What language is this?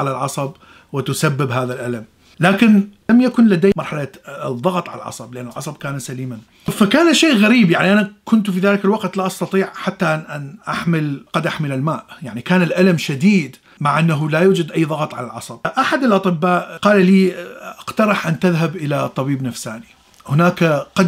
Arabic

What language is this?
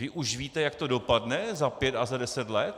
Czech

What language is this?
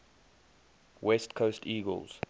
English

